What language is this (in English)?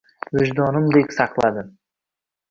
Uzbek